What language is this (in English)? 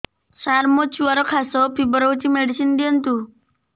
Odia